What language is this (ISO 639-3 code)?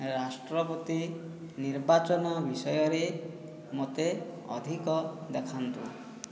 ori